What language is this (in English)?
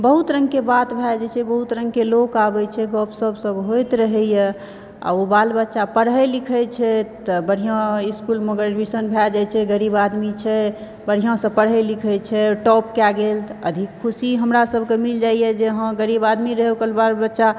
Maithili